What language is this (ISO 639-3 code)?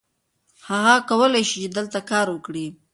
pus